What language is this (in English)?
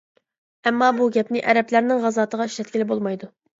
Uyghur